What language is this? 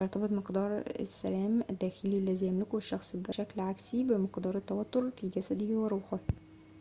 Arabic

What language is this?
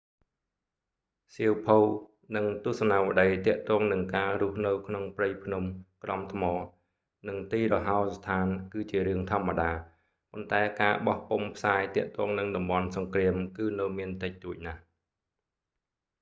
Khmer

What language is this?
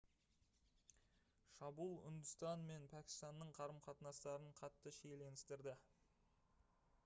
Kazakh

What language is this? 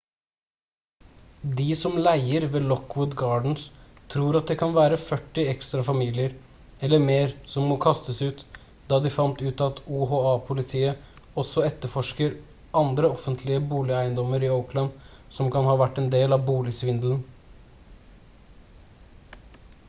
Norwegian Bokmål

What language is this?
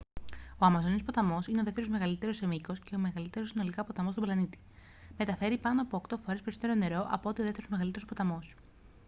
Greek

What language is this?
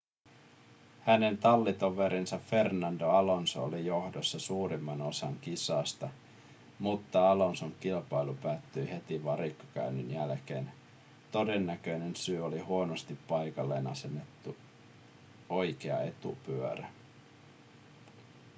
Finnish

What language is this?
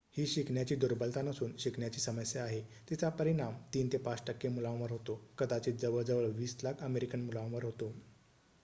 Marathi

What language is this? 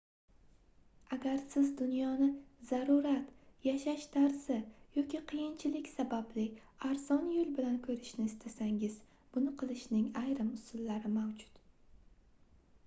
Uzbek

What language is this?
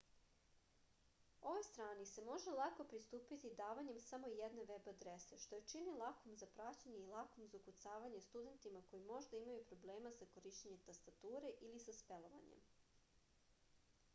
Serbian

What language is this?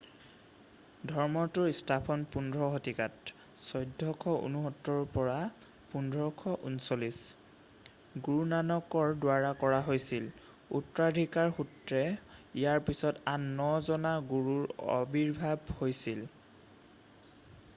Assamese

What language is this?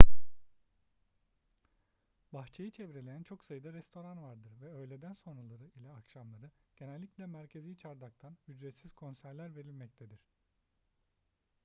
Turkish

